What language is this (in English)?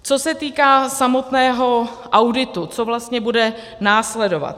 Czech